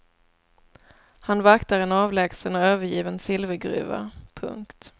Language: Swedish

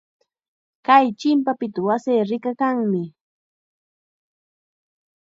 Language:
Chiquián Ancash Quechua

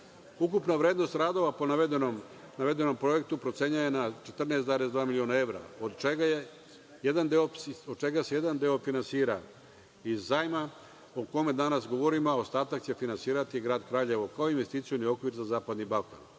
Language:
Serbian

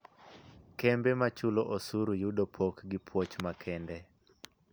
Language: Luo (Kenya and Tanzania)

